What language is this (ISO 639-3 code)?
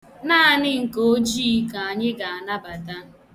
ibo